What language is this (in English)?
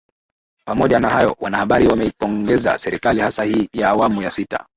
Swahili